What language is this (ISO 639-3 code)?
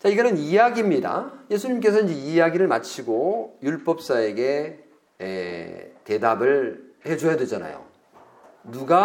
kor